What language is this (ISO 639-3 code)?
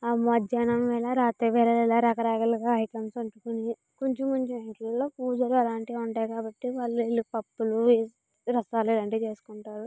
tel